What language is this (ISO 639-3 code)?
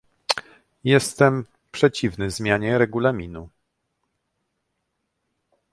pol